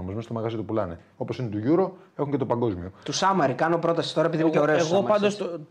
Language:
Greek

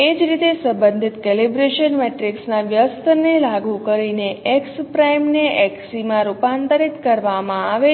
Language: Gujarati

